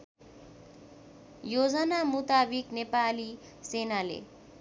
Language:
Nepali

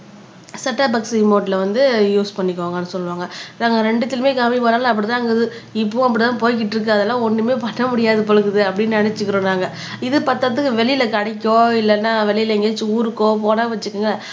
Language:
Tamil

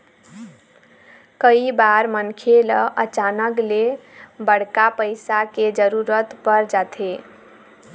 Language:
Chhattisgarhi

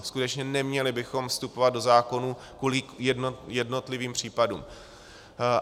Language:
Czech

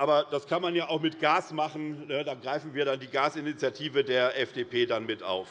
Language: German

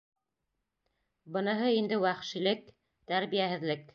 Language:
Bashkir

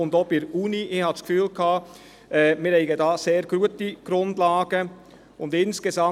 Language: Swiss German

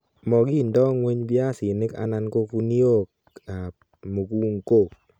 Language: Kalenjin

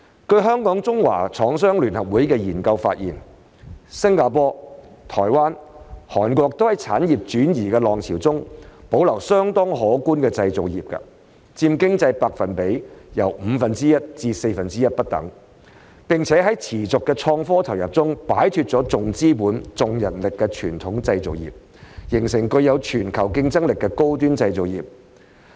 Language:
Cantonese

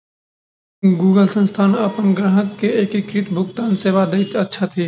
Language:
Maithili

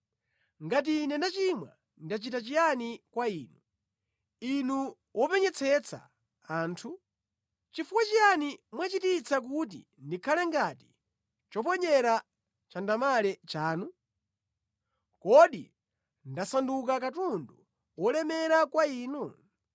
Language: Nyanja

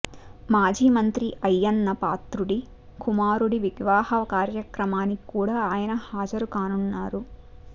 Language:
Telugu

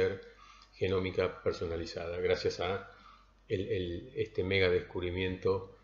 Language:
Spanish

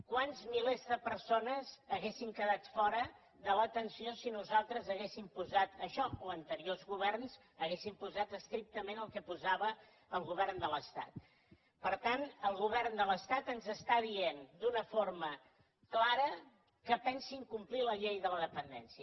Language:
Catalan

